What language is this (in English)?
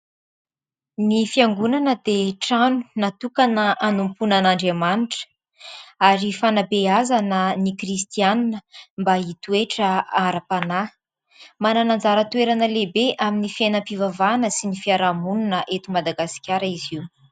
Malagasy